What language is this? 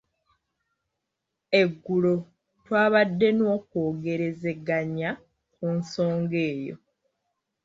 Ganda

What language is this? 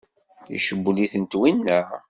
Kabyle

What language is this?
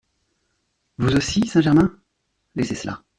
French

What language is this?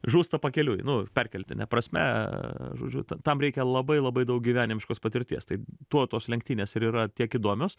Lithuanian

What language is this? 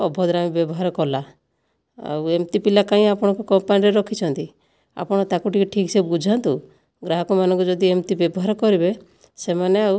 Odia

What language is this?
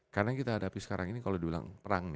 Indonesian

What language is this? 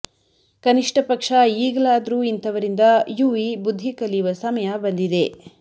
Kannada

